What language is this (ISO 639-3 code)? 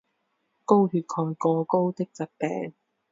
zho